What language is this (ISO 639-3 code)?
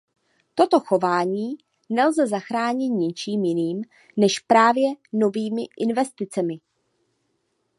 ces